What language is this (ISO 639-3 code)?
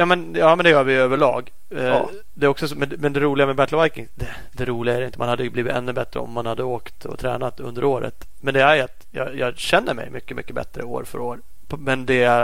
swe